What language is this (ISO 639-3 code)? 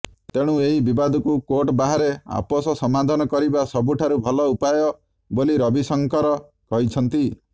ori